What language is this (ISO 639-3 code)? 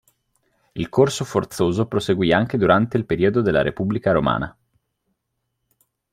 ita